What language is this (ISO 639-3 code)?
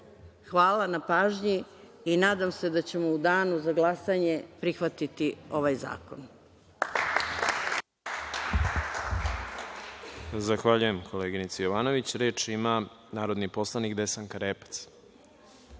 srp